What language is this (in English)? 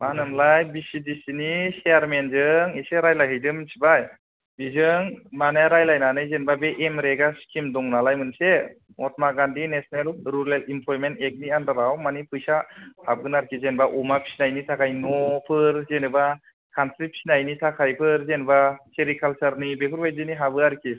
Bodo